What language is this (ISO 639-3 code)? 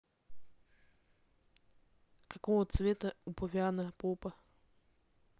rus